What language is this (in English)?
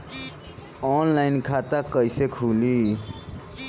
Bhojpuri